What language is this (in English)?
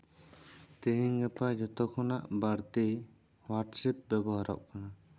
Santali